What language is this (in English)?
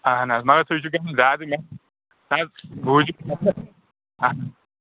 Kashmiri